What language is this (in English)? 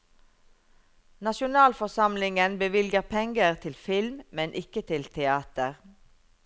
Norwegian